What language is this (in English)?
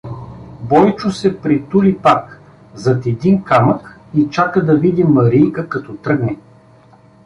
Bulgarian